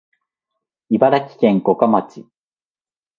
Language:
Japanese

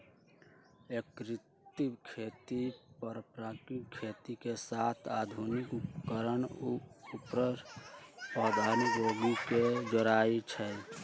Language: Magahi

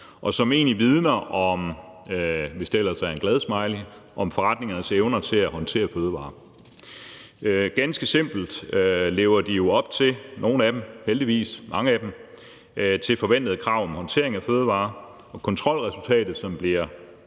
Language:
Danish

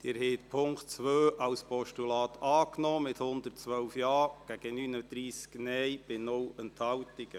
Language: Swiss German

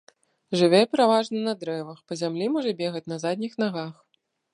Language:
Belarusian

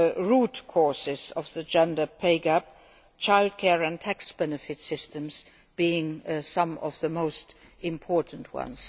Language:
English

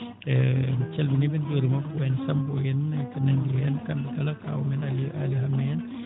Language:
Fula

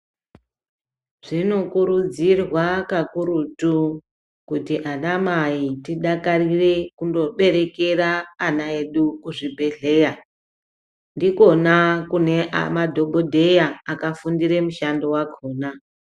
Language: Ndau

